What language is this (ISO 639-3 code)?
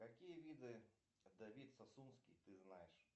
rus